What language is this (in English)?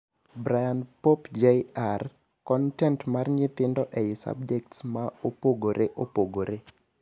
Luo (Kenya and Tanzania)